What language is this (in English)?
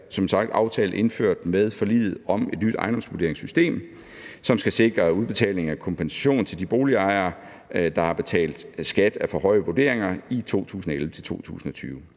Danish